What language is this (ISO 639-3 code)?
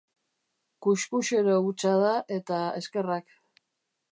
eus